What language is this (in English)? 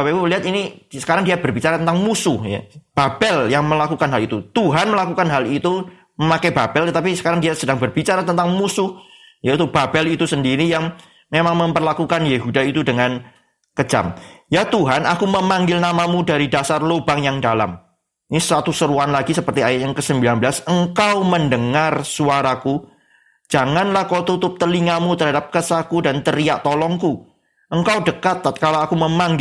Indonesian